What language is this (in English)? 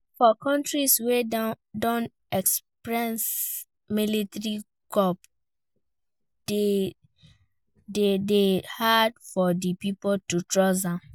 Nigerian Pidgin